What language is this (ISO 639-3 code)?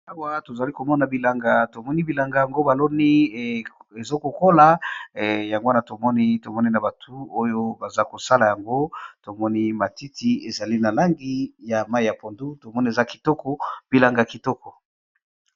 lin